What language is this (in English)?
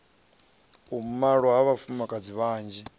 Venda